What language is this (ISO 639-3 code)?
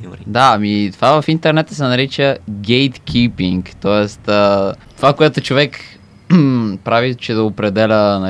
bul